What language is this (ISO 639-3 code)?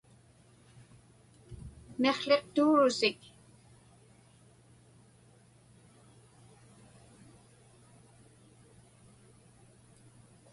ipk